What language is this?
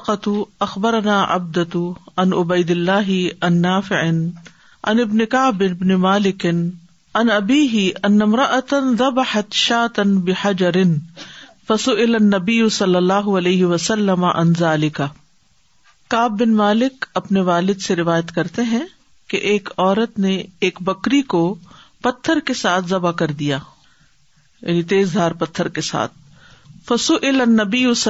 Urdu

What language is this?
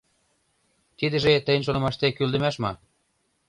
Mari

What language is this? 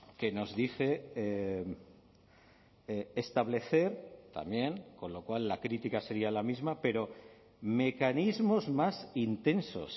Spanish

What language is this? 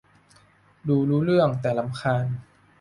Thai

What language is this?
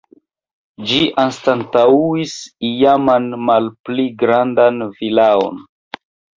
Esperanto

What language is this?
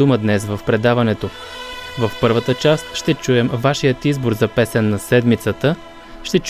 Bulgarian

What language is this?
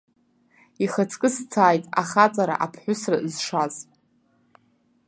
Abkhazian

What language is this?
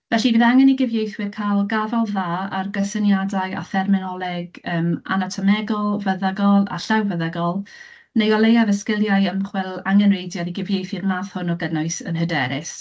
Welsh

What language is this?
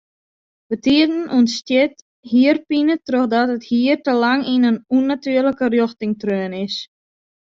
Western Frisian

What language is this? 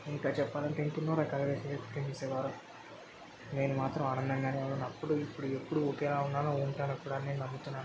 Telugu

